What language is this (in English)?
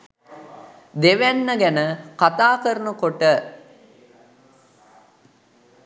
Sinhala